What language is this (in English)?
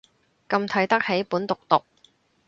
Cantonese